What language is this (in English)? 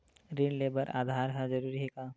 Chhattisgarhi